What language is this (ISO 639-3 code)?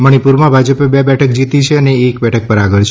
guj